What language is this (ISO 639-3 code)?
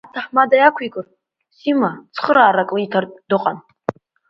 abk